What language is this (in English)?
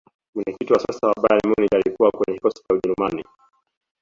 Swahili